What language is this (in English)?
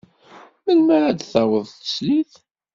Kabyle